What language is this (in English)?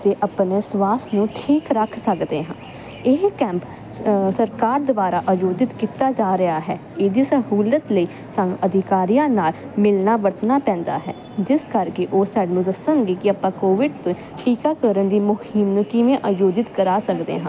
Punjabi